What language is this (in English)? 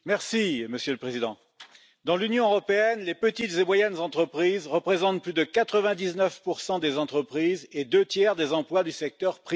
French